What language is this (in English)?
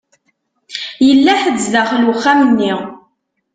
Kabyle